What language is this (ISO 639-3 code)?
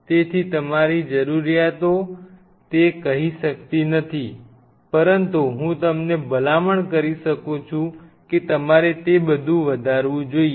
guj